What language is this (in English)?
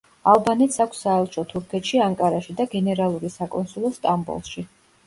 Georgian